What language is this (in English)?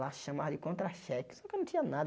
Portuguese